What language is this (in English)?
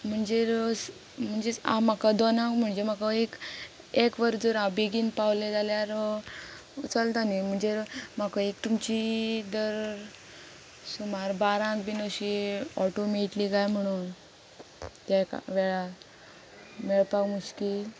Konkani